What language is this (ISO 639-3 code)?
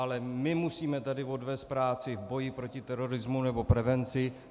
ces